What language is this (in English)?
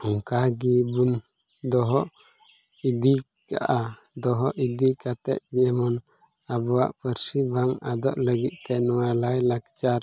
Santali